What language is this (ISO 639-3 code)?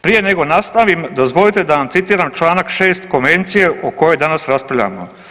hrv